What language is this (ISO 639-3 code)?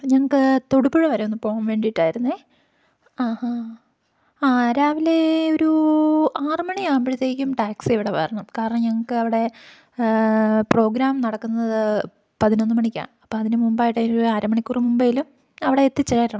mal